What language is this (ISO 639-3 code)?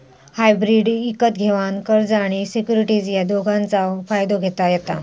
mar